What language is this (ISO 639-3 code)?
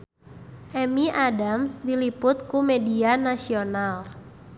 sun